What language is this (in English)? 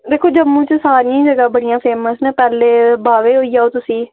Dogri